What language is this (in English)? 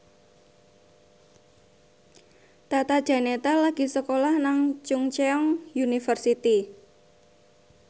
Javanese